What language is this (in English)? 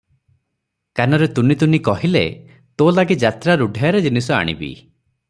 Odia